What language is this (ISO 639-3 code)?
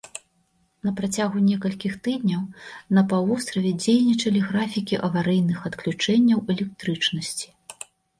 bel